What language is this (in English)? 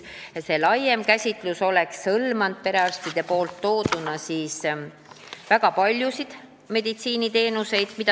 Estonian